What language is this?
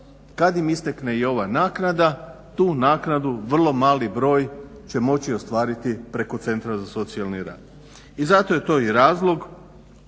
Croatian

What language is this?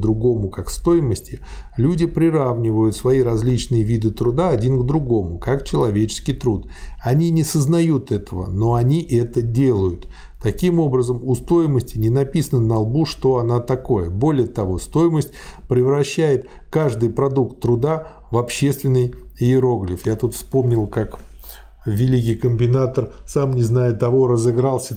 Russian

